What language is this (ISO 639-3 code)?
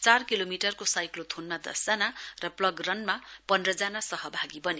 nep